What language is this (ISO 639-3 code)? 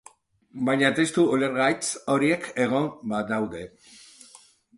eus